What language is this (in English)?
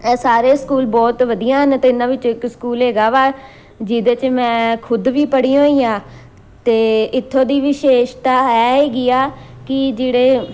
Punjabi